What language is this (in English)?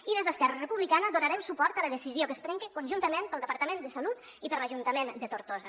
Catalan